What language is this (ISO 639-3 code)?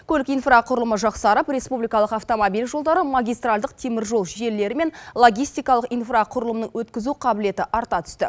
kaz